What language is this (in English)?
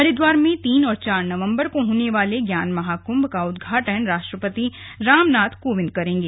Hindi